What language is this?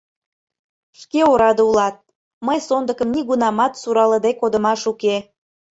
Mari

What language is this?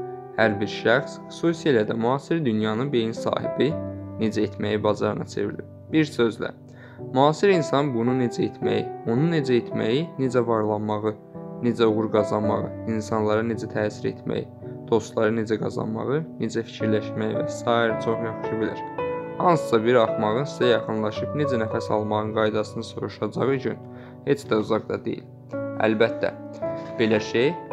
Turkish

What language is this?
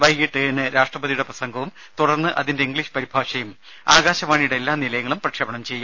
Malayalam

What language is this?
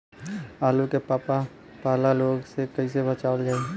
Bhojpuri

